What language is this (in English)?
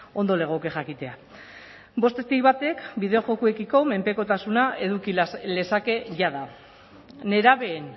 Basque